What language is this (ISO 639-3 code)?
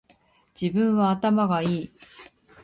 jpn